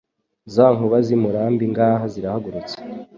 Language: Kinyarwanda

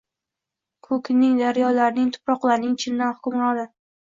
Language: Uzbek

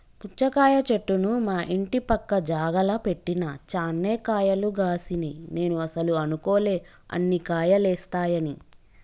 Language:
Telugu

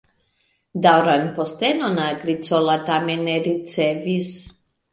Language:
Esperanto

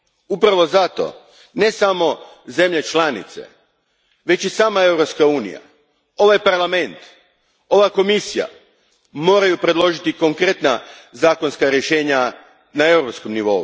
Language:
Croatian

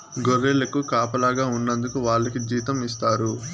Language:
Telugu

